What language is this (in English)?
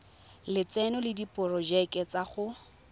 Tswana